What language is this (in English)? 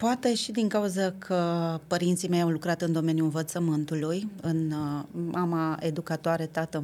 Romanian